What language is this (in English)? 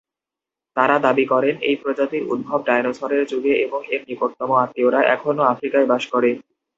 Bangla